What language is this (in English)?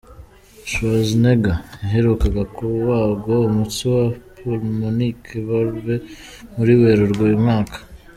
Kinyarwanda